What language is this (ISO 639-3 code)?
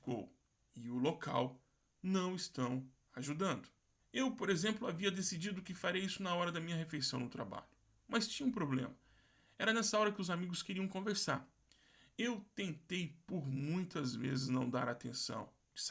por